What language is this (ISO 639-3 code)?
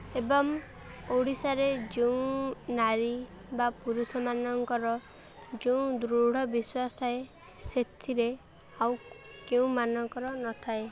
ori